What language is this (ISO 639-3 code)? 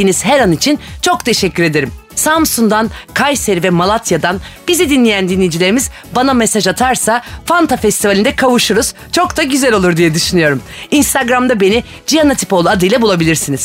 tur